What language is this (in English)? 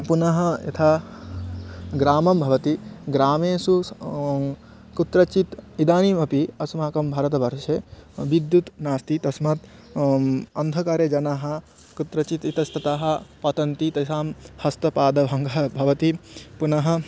Sanskrit